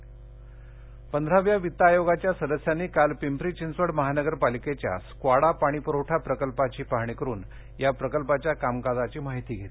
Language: Marathi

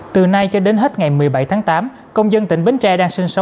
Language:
Vietnamese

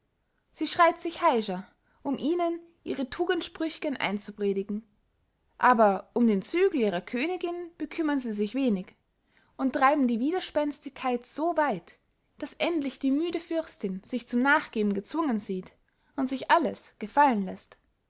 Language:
German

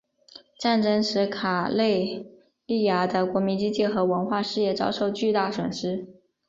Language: Chinese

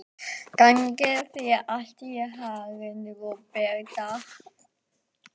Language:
Icelandic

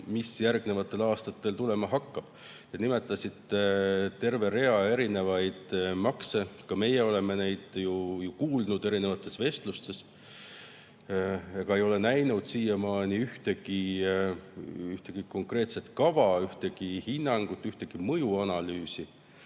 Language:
Estonian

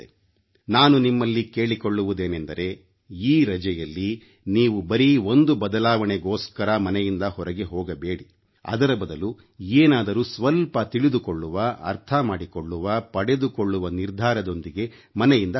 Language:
Kannada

